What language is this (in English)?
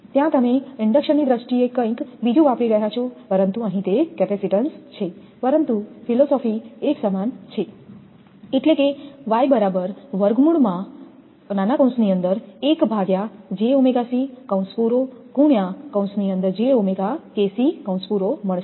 Gujarati